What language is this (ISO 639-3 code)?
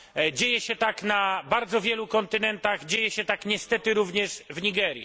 pol